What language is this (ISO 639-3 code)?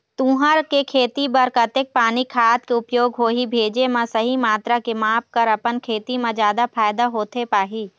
hne